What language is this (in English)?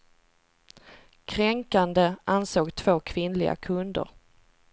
Swedish